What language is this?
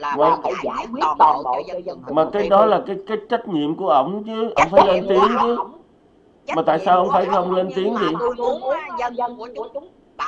Vietnamese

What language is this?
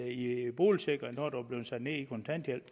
Danish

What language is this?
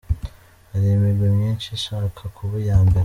Kinyarwanda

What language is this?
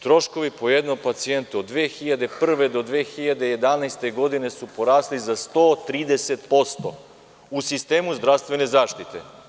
Serbian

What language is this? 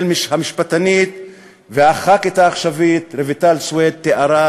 Hebrew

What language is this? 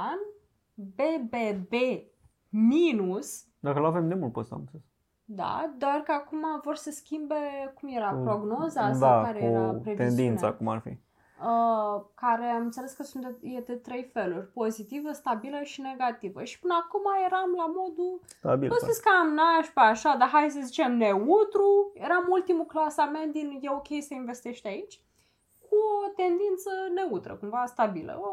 Romanian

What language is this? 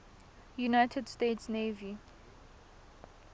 Tswana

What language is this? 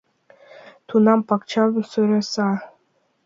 Mari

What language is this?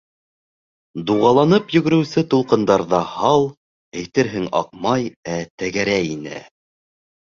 Bashkir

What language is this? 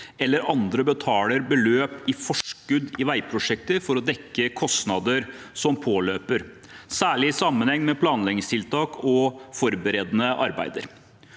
Norwegian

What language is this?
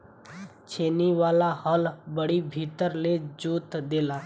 Bhojpuri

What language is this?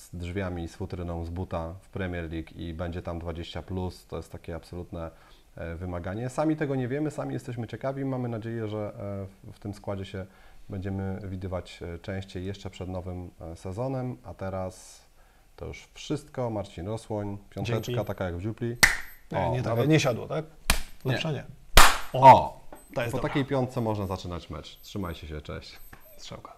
Polish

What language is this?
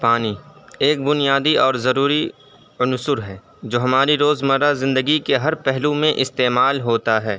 Urdu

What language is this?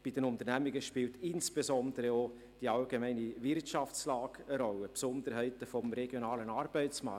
Swiss German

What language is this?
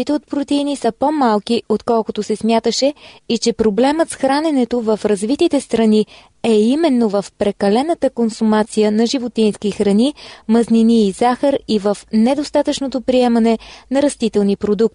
Bulgarian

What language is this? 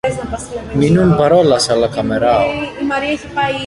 Esperanto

